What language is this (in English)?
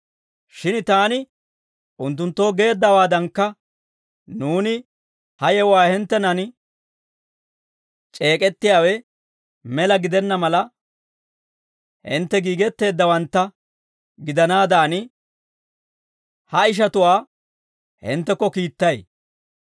Dawro